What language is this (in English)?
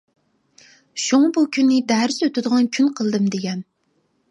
Uyghur